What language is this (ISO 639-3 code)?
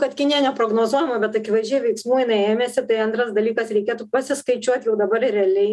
lit